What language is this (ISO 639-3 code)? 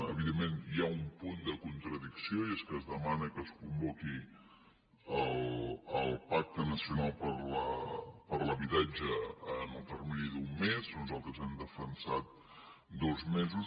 cat